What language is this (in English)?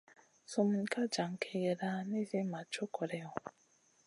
Masana